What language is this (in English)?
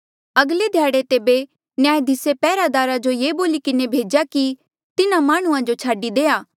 Mandeali